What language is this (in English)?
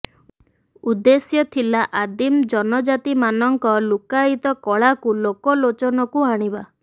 Odia